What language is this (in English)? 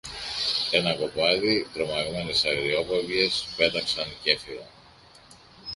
Greek